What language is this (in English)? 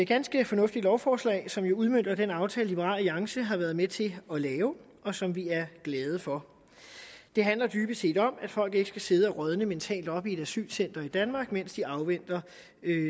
Danish